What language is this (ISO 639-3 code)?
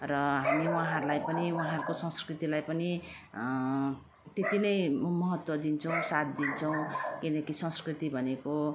nep